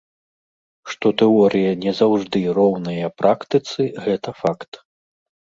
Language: Belarusian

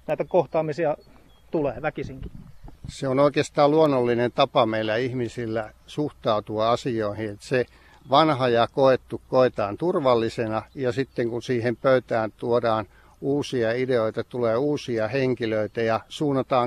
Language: Finnish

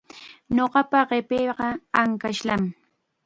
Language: Chiquián Ancash Quechua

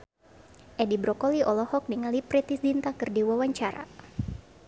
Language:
Sundanese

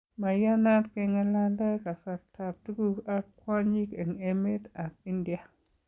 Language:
Kalenjin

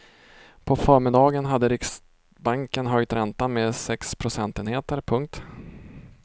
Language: Swedish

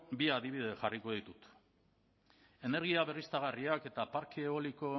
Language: Basque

